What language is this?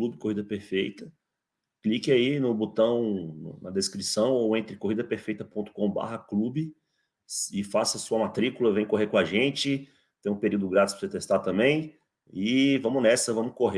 Portuguese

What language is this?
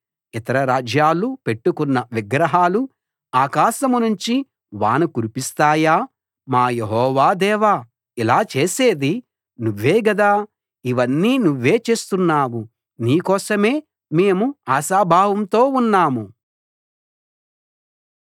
Telugu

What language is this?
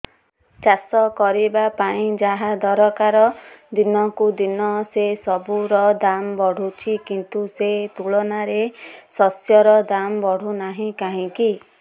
Odia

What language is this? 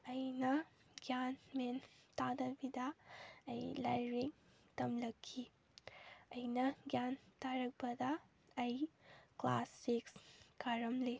Manipuri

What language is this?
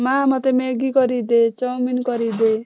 Odia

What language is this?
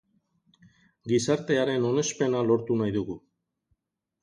Basque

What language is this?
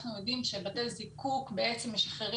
Hebrew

